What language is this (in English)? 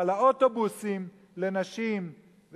Hebrew